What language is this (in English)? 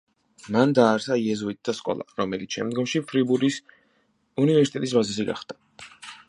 Georgian